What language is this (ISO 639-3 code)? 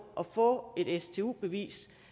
dan